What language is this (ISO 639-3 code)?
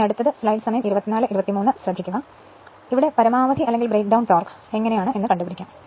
mal